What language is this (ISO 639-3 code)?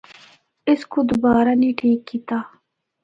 hno